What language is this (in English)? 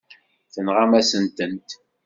Kabyle